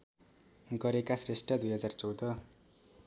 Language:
Nepali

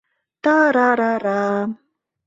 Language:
Mari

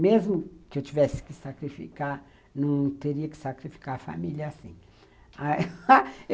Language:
Portuguese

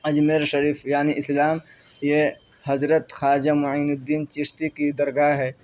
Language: Urdu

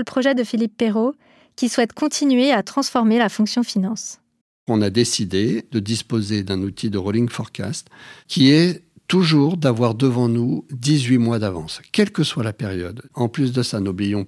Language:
French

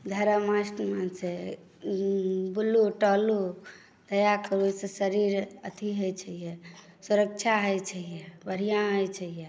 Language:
Maithili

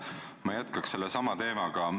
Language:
Estonian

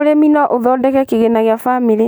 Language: Kikuyu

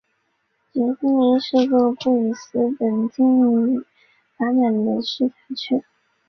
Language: Chinese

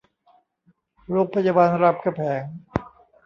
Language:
Thai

